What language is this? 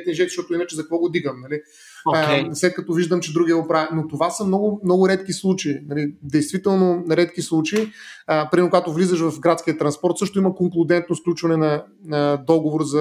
Bulgarian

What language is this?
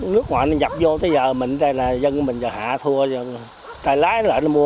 Vietnamese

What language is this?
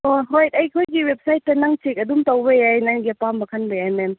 Manipuri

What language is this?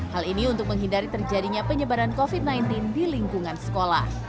Indonesian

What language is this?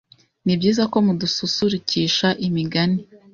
Kinyarwanda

